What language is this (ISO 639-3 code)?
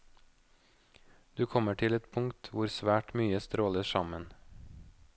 nor